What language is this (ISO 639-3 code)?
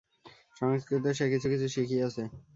ben